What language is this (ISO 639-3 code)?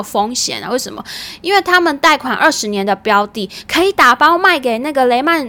zho